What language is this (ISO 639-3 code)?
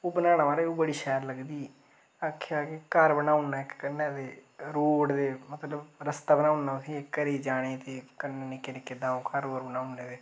doi